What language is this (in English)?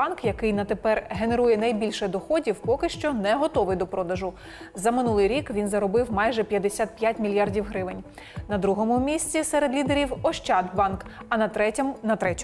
Ukrainian